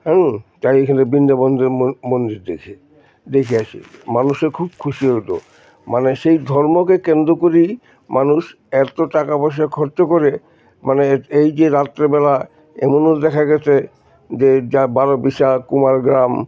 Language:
Bangla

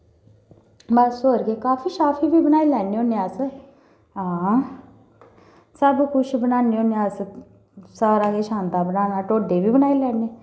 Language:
Dogri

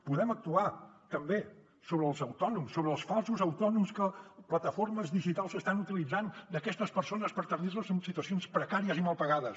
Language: Catalan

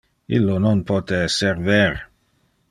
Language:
Interlingua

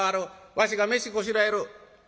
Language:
Japanese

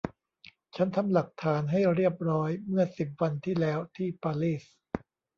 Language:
Thai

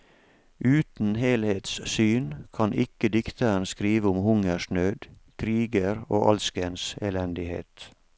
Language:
Norwegian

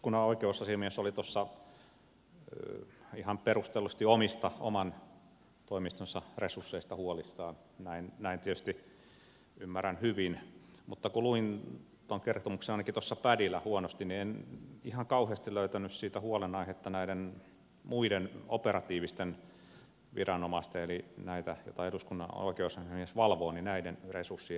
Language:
Finnish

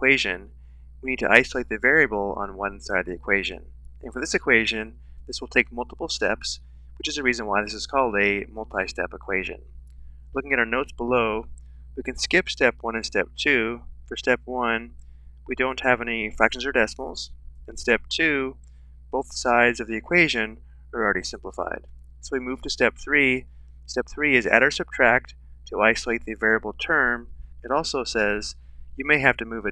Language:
English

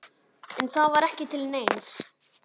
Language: Icelandic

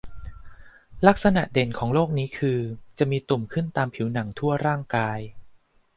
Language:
Thai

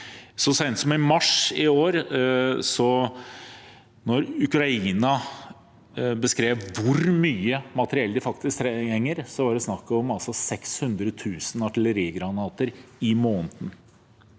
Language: Norwegian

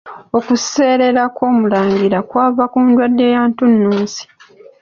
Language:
Ganda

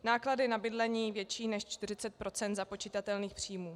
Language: Czech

